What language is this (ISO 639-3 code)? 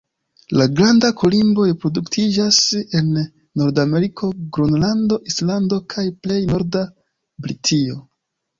epo